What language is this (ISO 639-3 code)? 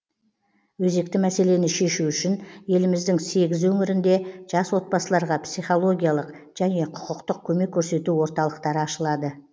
kaz